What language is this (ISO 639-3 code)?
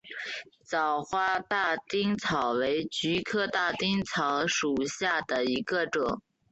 zho